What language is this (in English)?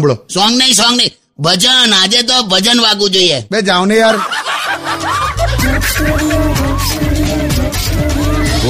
Hindi